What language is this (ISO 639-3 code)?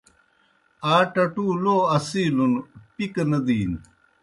plk